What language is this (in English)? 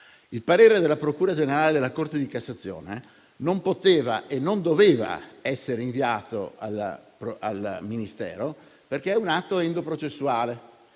Italian